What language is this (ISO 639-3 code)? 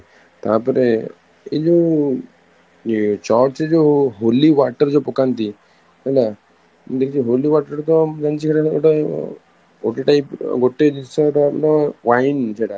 ori